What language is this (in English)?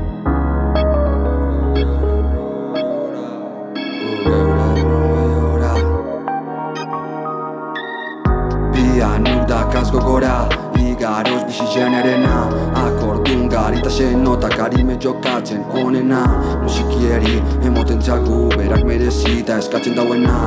Italian